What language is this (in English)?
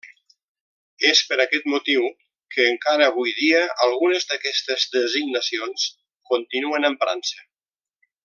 Catalan